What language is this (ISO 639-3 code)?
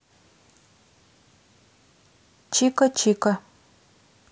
rus